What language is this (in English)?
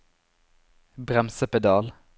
Norwegian